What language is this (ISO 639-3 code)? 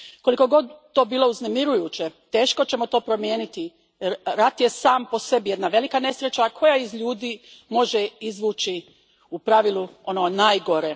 hrv